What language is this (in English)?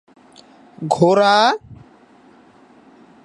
Bangla